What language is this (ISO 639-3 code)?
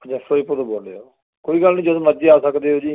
pan